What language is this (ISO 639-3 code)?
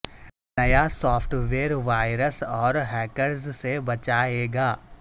urd